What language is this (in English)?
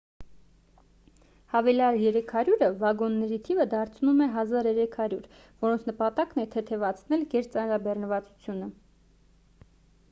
Armenian